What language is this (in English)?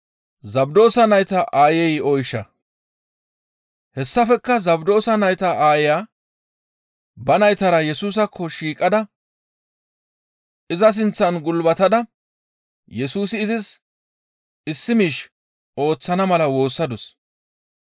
Gamo